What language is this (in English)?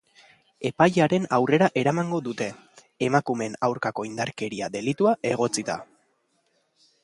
Basque